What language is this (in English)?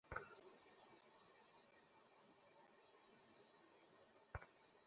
Bangla